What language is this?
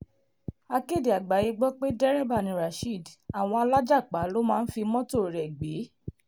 Yoruba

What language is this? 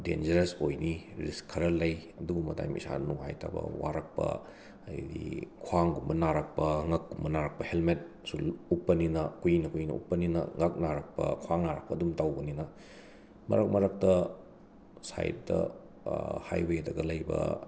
Manipuri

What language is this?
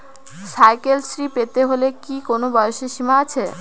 Bangla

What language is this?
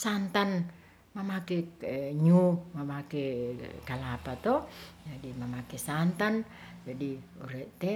Ratahan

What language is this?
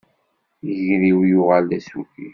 Kabyle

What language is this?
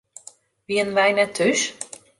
Western Frisian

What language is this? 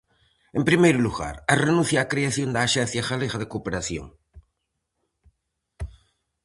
Galician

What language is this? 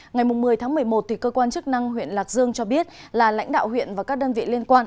Vietnamese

